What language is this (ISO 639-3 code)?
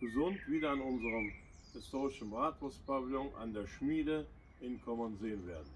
deu